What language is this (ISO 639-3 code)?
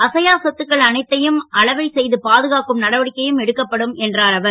tam